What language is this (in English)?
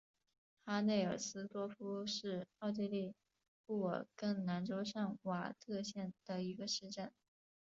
Chinese